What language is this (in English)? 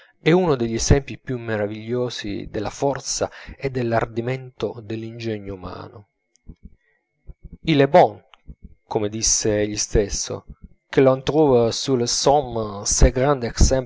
Italian